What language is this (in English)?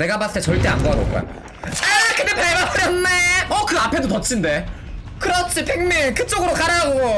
Korean